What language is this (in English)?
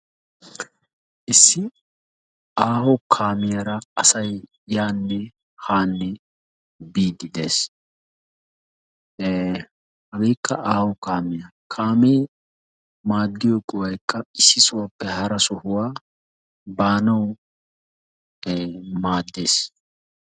Wolaytta